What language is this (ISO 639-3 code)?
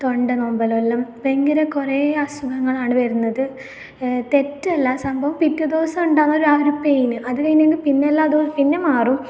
mal